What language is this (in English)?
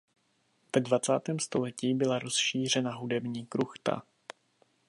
Czech